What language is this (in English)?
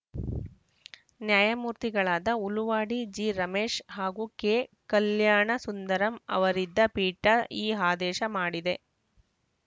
Kannada